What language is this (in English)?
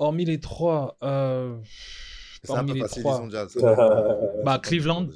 French